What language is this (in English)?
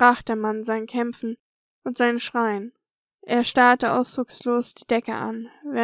German